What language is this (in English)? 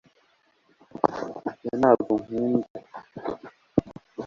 Kinyarwanda